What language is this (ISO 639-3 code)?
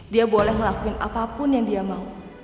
ind